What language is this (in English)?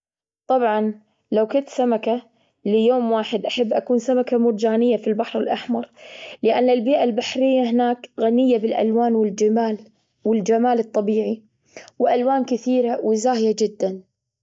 Gulf Arabic